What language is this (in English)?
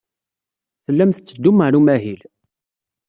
Kabyle